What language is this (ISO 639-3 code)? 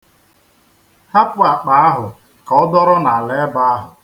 ibo